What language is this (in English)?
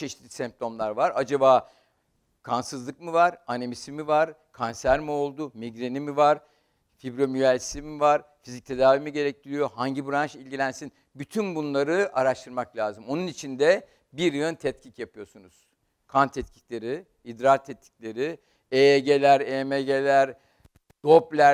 Turkish